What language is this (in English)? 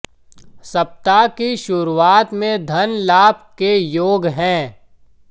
Hindi